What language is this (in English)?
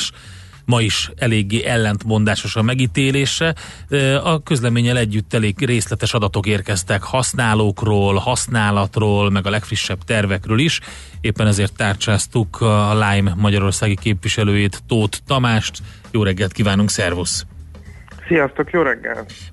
Hungarian